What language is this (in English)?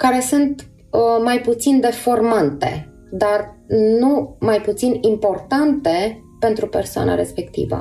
Romanian